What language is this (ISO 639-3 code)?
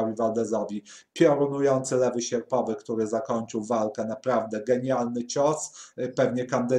pol